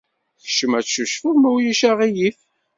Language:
Kabyle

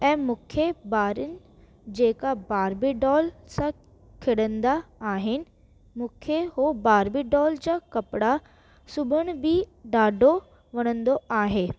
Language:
Sindhi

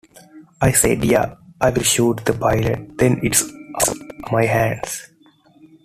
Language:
English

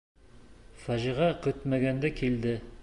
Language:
Bashkir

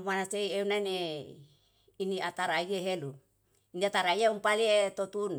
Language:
Yalahatan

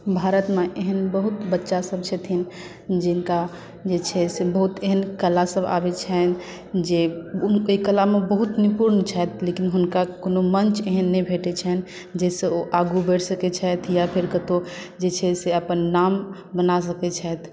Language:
Maithili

